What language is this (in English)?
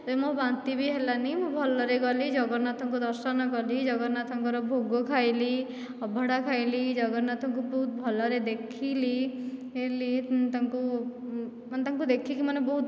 Odia